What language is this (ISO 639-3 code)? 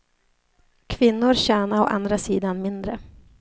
swe